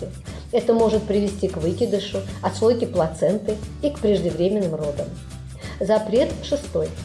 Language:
Russian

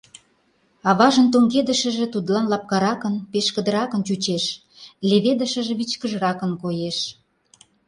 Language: Mari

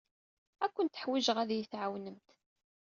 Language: Kabyle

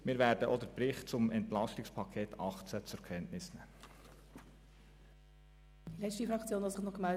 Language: Swiss German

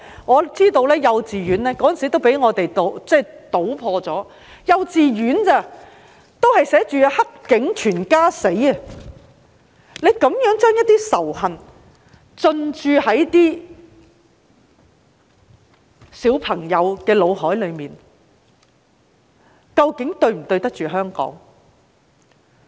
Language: Cantonese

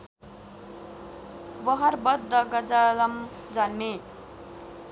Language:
Nepali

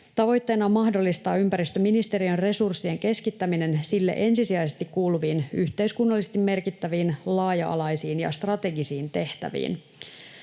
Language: Finnish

